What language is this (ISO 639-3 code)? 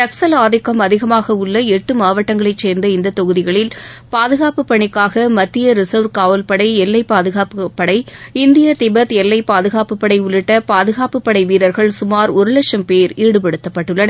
tam